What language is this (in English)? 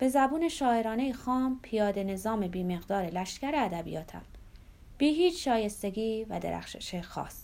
Persian